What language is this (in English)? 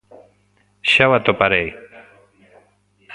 Galician